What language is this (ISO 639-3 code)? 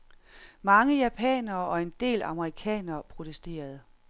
dan